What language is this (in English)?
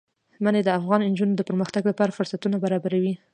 Pashto